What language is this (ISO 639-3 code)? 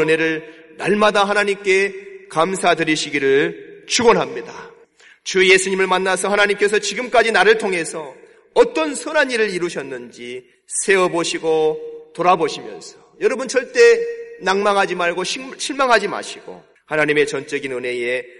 kor